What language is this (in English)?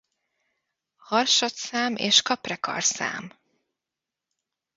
Hungarian